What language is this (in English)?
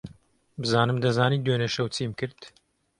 Central Kurdish